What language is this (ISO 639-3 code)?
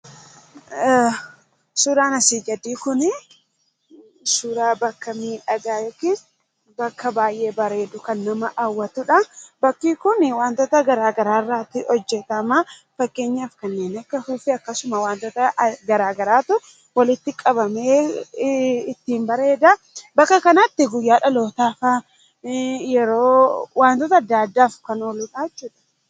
orm